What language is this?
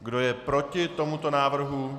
Czech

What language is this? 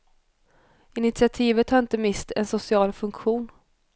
Swedish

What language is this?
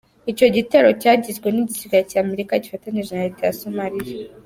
Kinyarwanda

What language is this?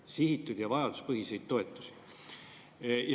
Estonian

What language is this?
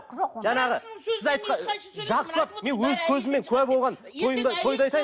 Kazakh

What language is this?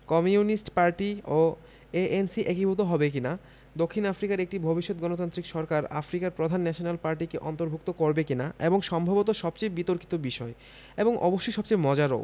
Bangla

